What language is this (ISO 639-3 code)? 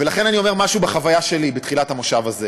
heb